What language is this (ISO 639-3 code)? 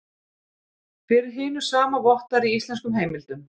isl